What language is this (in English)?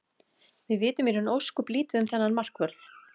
Icelandic